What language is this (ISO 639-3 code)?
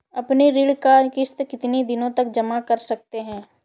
hin